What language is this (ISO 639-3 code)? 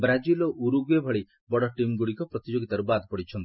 ori